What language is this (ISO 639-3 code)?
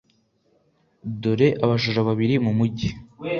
kin